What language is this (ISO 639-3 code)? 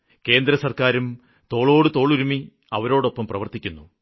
mal